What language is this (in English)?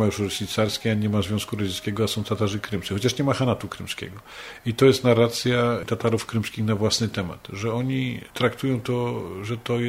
Polish